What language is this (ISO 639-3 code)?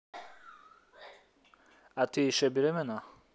rus